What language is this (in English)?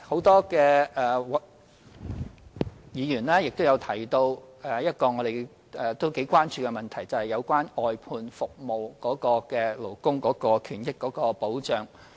Cantonese